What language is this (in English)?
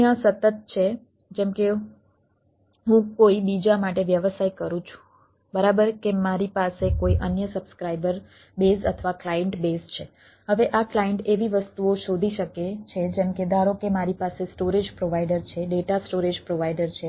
Gujarati